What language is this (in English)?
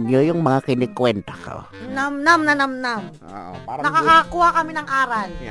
Filipino